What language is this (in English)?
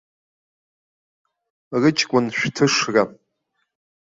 Abkhazian